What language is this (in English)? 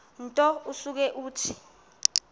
Xhosa